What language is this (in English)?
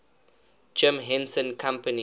English